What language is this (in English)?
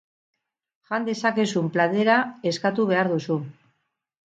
Basque